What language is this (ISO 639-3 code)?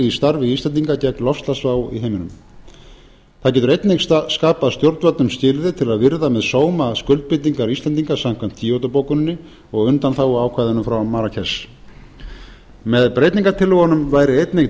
isl